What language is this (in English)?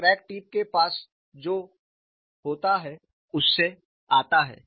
Hindi